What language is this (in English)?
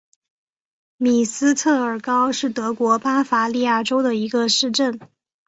Chinese